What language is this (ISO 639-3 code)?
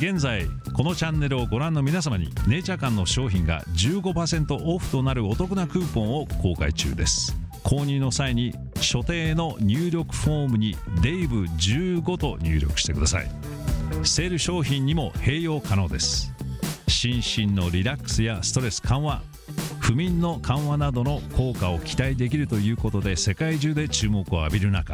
jpn